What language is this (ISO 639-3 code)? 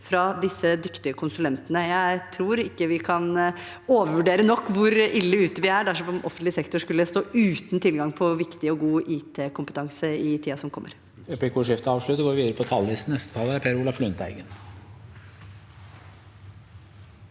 nor